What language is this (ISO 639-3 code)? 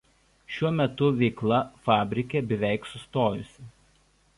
lit